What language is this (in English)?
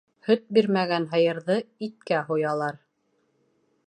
Bashkir